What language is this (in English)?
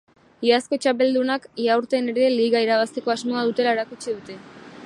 Basque